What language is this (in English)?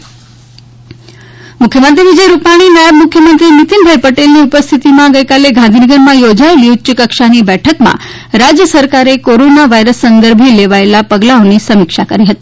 Gujarati